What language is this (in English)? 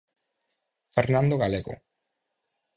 Galician